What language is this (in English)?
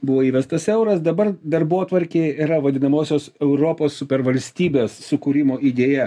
Lithuanian